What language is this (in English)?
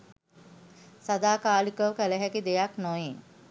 Sinhala